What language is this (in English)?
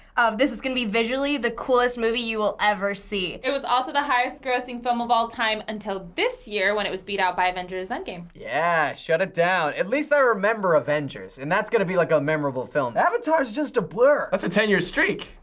English